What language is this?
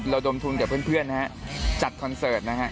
Thai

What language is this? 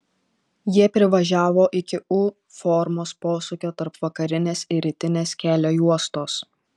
Lithuanian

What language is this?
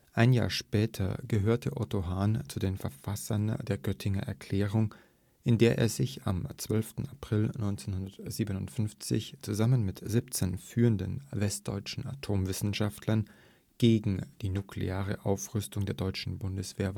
German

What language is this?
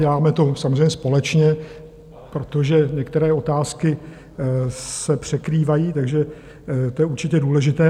Czech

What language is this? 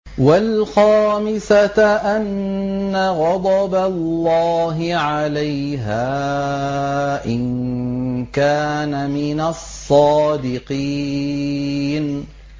Arabic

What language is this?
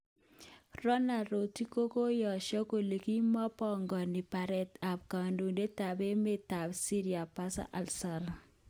Kalenjin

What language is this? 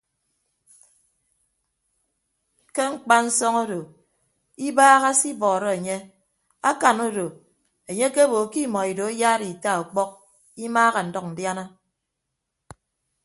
Ibibio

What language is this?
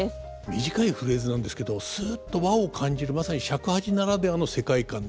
Japanese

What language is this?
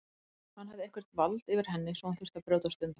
Icelandic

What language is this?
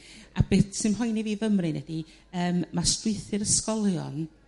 Welsh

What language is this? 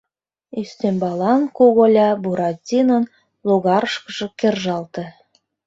Mari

